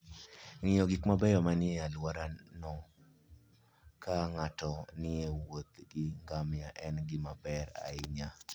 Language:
Luo (Kenya and Tanzania)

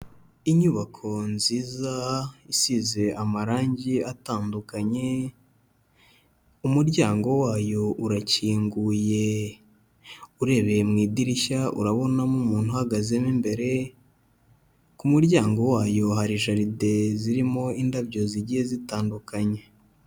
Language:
Kinyarwanda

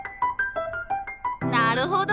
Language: Japanese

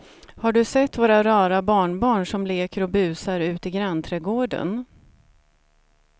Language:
Swedish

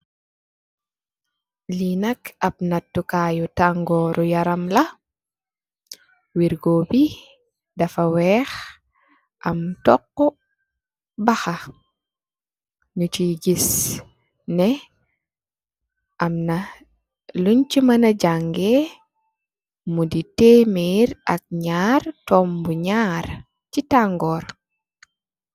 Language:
Wolof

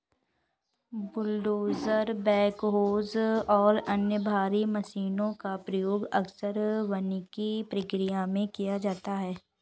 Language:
Hindi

